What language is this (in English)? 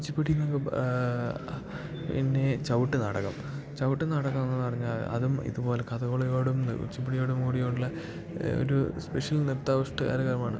Malayalam